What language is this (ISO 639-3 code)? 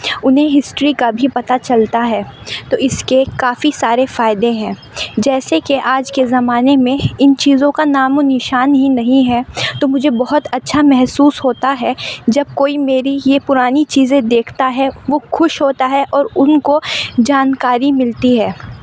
urd